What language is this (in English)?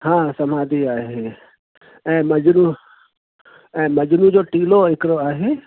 Sindhi